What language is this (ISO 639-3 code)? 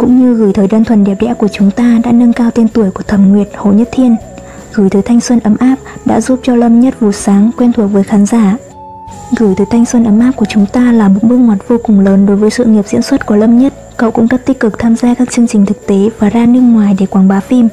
vie